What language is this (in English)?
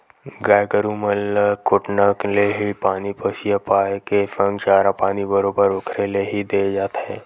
Chhattisgarhi